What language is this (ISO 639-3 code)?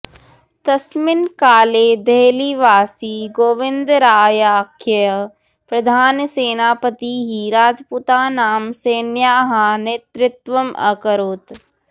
san